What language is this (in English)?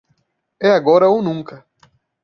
Portuguese